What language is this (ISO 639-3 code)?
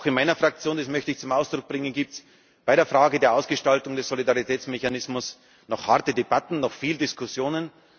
deu